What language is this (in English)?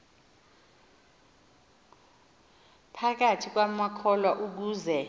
Xhosa